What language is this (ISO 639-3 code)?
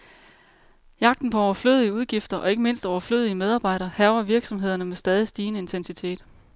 dan